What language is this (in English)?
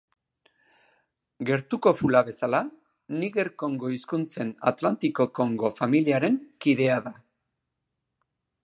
Basque